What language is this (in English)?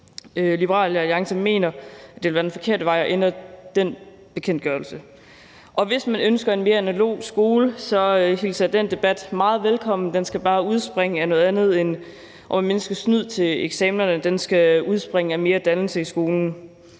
Danish